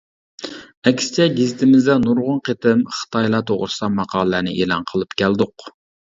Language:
Uyghur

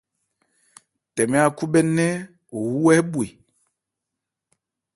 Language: Ebrié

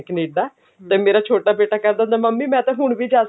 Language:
Punjabi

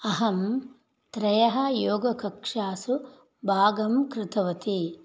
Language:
Sanskrit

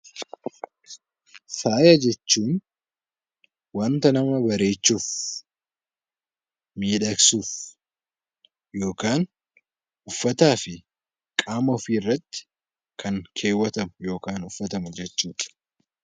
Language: Oromo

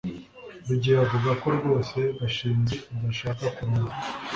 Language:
Kinyarwanda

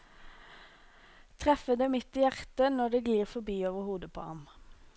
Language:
Norwegian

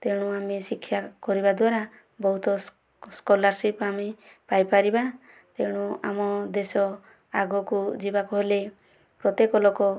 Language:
Odia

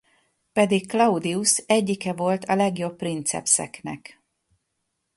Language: Hungarian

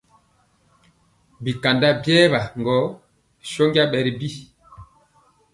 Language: Mpiemo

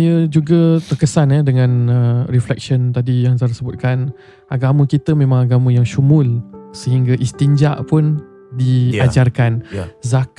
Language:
Malay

